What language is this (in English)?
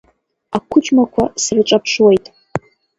Abkhazian